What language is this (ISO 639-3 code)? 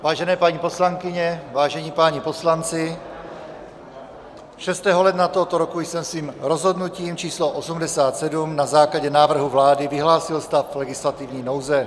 ces